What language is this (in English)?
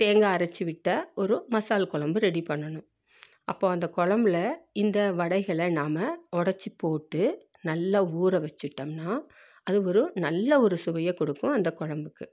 Tamil